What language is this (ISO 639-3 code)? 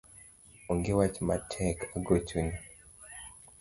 luo